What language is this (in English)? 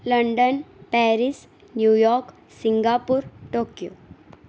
Gujarati